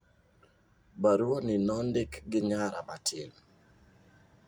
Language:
Luo (Kenya and Tanzania)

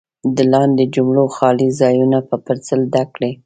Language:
Pashto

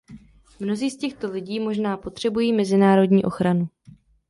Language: Czech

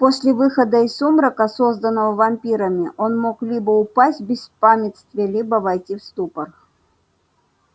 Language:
Russian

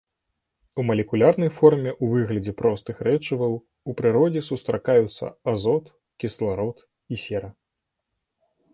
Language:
Belarusian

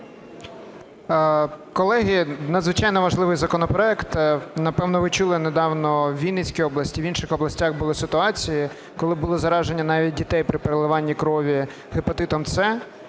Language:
Ukrainian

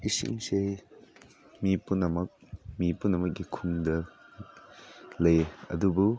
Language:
Manipuri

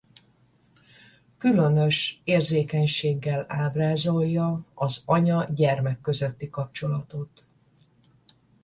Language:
Hungarian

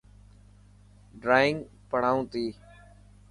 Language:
Dhatki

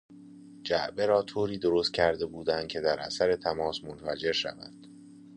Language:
Persian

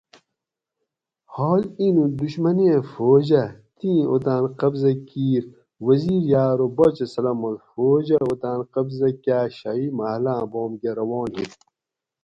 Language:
Gawri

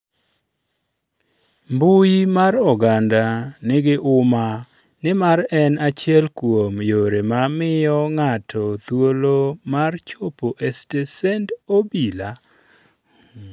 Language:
Luo (Kenya and Tanzania)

